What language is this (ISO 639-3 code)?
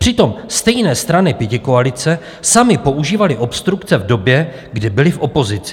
ces